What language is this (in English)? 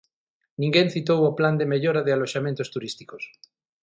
Galician